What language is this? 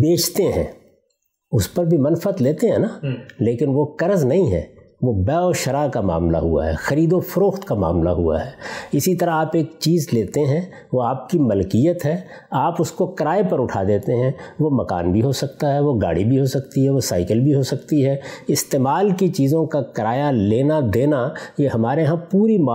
Urdu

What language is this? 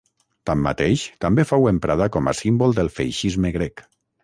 Catalan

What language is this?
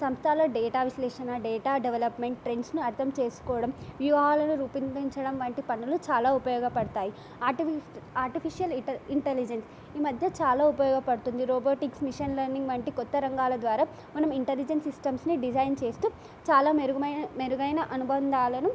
Telugu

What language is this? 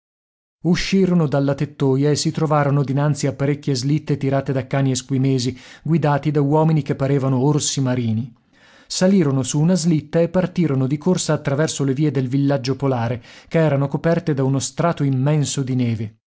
Italian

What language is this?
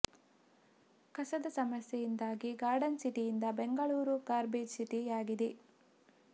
Kannada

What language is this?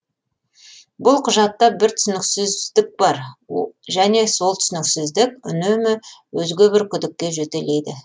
Kazakh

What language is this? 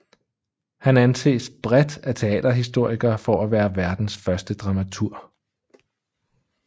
Danish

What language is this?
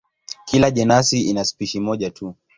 Swahili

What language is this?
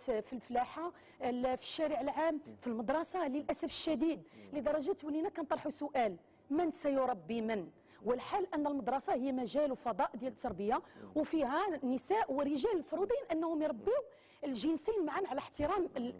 Arabic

